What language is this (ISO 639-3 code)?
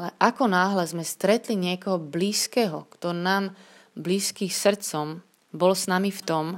slk